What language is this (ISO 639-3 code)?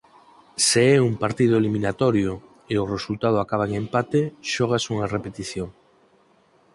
glg